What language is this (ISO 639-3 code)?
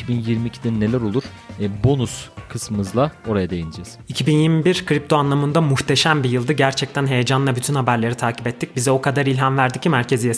tur